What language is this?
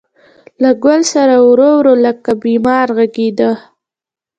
Pashto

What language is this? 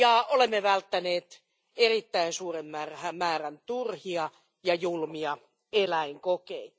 Finnish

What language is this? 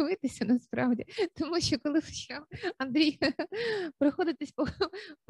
Ukrainian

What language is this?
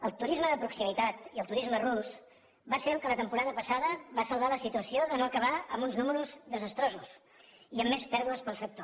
Catalan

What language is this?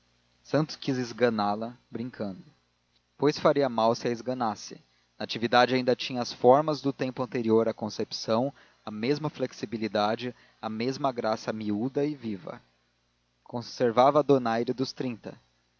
Portuguese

